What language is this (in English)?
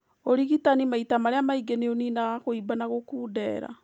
Kikuyu